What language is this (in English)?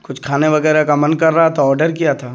Urdu